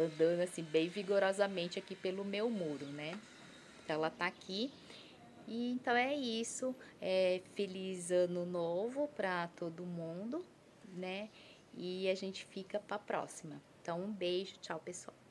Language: Portuguese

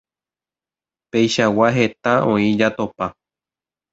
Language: Guarani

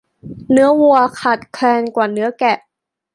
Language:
Thai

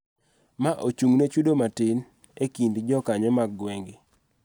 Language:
Luo (Kenya and Tanzania)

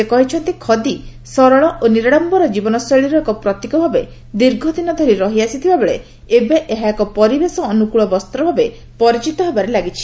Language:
Odia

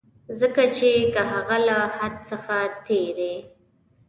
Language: Pashto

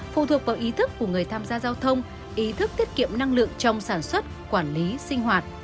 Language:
Vietnamese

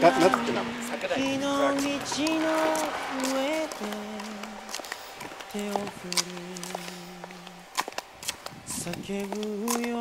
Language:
Romanian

